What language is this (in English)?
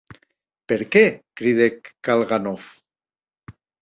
Occitan